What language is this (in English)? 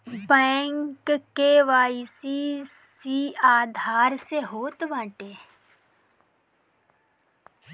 Bhojpuri